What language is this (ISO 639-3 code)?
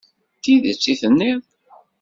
kab